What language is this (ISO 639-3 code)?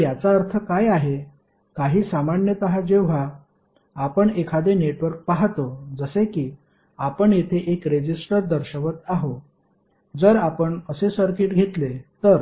mar